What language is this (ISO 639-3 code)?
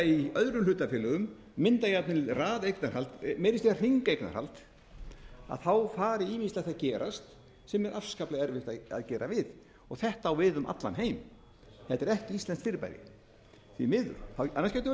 isl